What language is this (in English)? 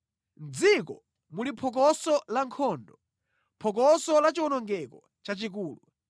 Nyanja